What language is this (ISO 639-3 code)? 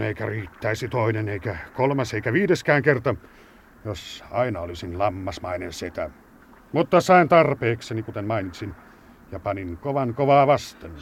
fin